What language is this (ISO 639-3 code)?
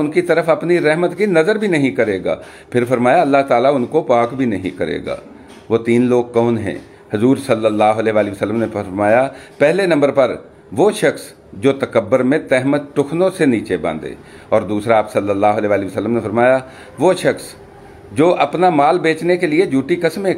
hin